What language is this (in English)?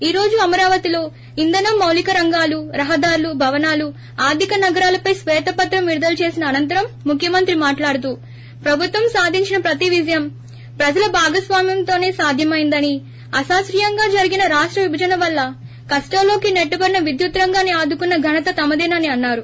Telugu